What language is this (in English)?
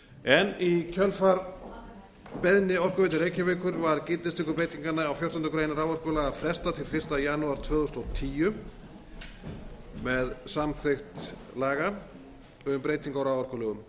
Icelandic